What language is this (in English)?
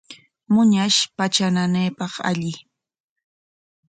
Corongo Ancash Quechua